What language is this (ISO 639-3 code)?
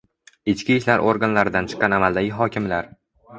uzb